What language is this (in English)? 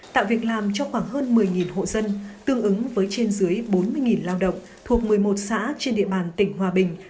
Vietnamese